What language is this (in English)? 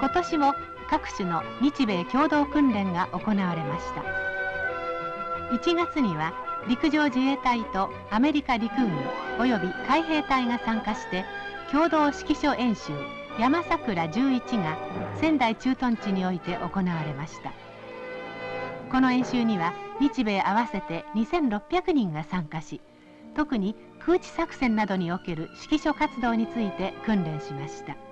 Japanese